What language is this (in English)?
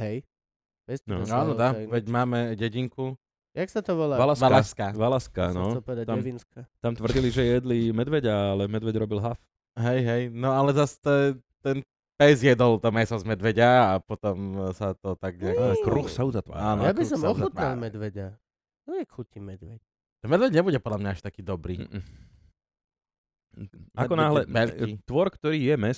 Slovak